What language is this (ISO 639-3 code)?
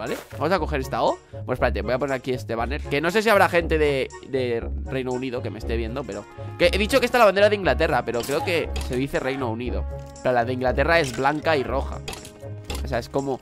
spa